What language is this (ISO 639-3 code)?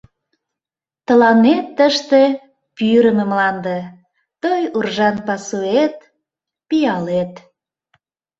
chm